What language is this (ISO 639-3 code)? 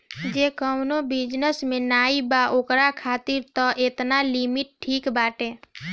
bho